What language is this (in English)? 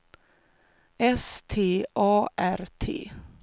Swedish